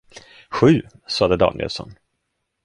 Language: Swedish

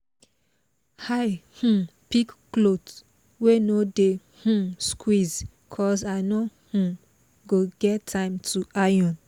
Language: Nigerian Pidgin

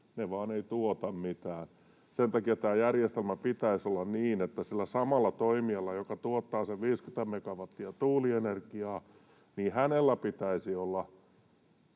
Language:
Finnish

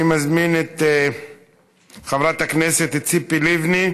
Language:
Hebrew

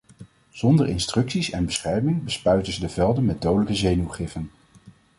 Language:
Dutch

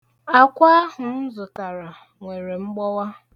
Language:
Igbo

